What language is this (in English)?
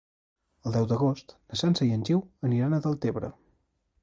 Catalan